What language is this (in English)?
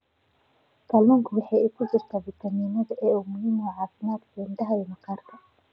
Somali